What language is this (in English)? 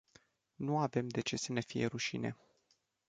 Romanian